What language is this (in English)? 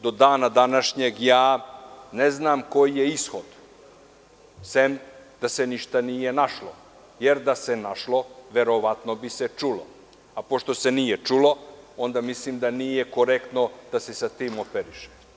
Serbian